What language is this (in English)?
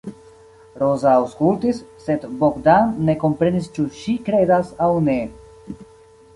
Esperanto